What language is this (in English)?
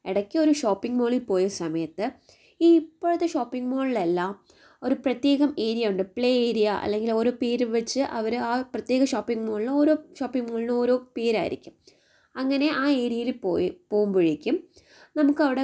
Malayalam